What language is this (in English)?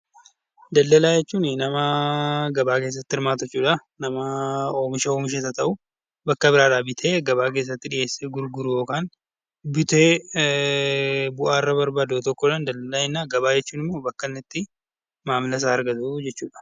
Oromo